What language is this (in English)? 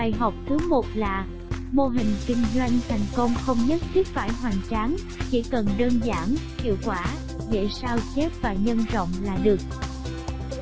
Vietnamese